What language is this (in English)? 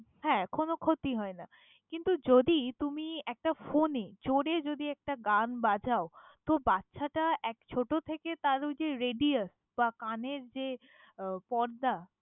Bangla